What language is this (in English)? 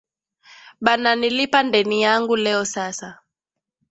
Swahili